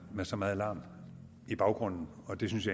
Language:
Danish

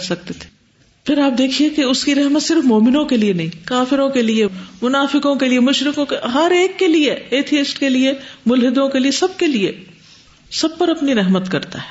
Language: Urdu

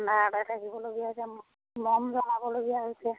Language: Assamese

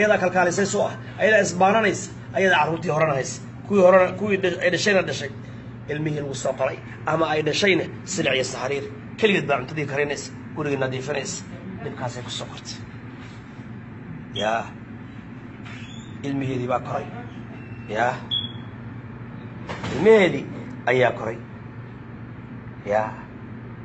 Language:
Arabic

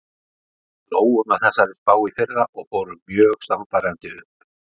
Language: Icelandic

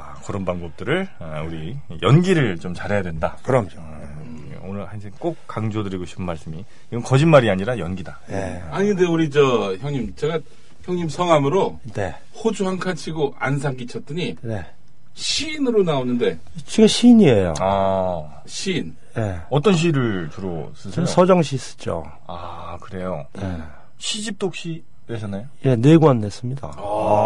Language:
Korean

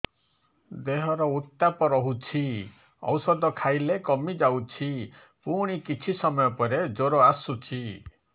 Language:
Odia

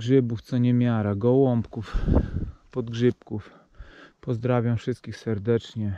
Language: Polish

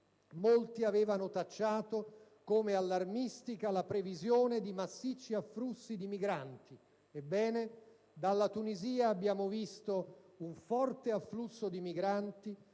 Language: Italian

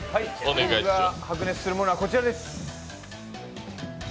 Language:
Japanese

